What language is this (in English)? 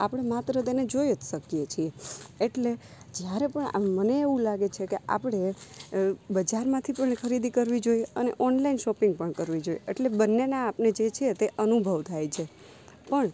Gujarati